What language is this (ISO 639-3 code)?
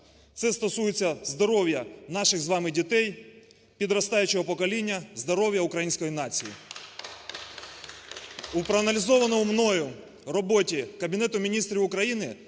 ukr